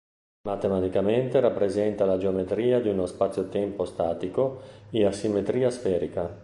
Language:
Italian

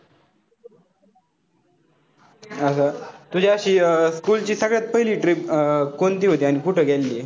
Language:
Marathi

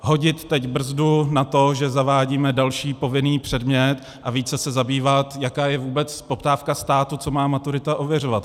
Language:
Czech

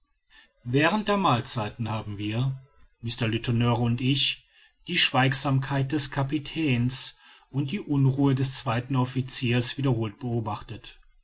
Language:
German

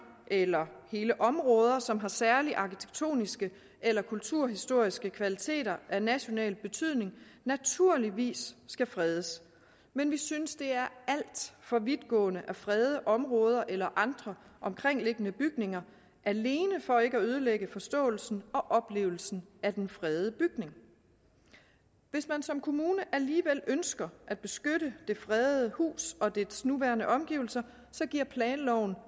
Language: Danish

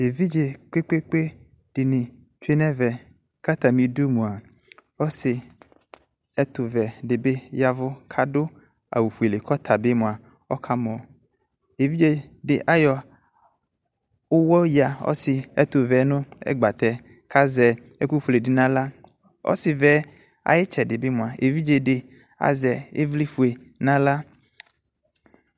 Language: Ikposo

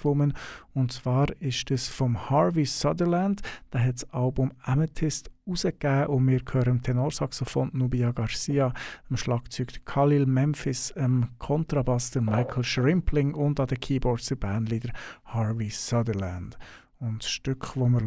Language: German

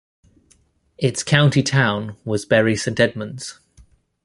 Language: English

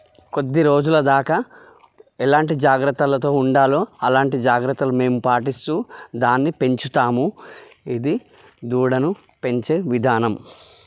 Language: Telugu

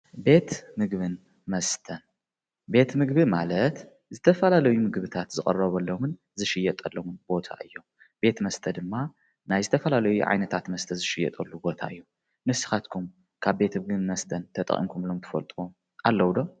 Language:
Tigrinya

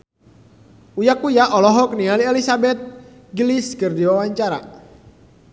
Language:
Sundanese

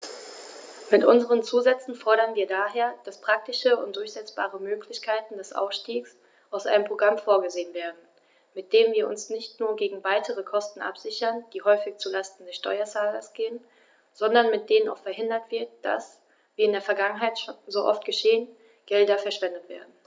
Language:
German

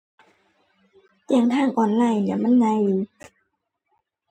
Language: Thai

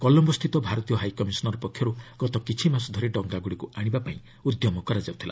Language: Odia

